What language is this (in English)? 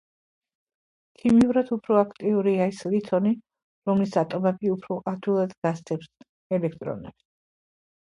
Georgian